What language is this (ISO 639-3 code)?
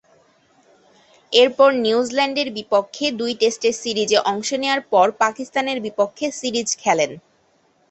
ben